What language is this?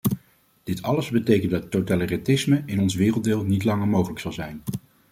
Dutch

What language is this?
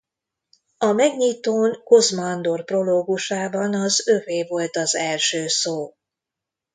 Hungarian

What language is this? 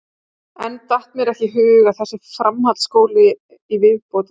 Icelandic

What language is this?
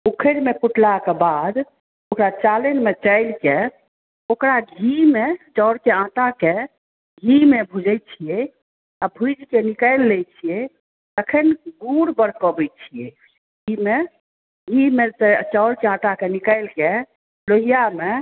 Maithili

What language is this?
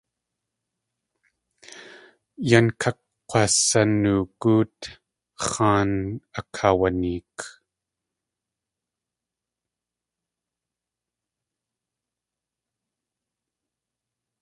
Tlingit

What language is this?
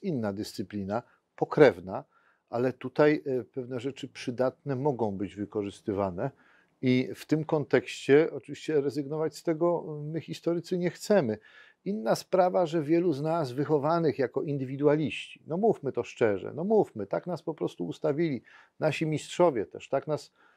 Polish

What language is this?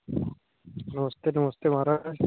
Dogri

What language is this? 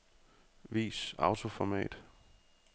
Danish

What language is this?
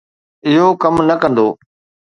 Sindhi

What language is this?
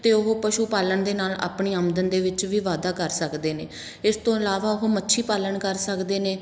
Punjabi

